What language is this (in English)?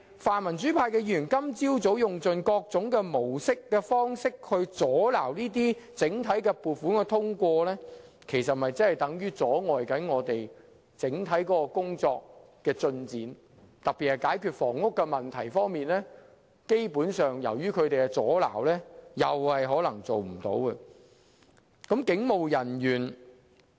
Cantonese